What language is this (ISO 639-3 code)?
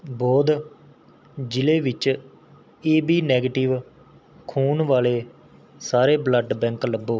pan